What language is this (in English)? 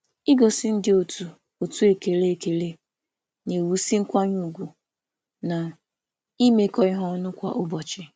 Igbo